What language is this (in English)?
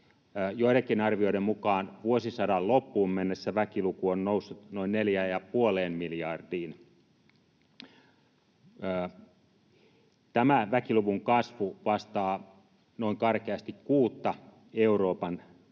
Finnish